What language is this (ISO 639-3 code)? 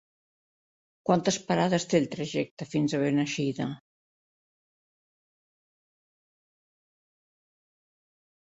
cat